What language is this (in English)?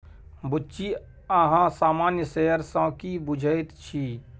Maithili